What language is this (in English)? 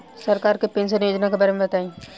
Bhojpuri